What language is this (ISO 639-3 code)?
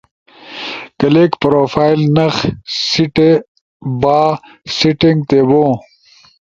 ush